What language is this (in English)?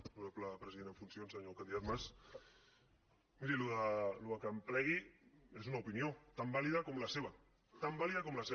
Catalan